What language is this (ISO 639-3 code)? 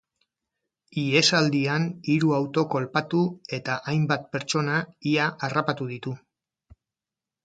eus